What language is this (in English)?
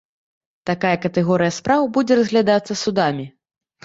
Belarusian